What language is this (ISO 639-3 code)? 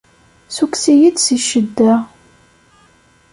kab